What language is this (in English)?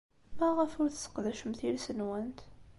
Kabyle